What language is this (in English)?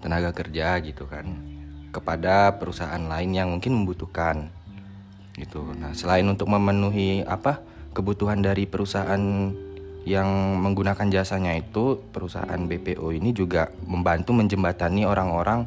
Indonesian